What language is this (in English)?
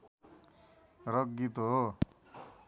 Nepali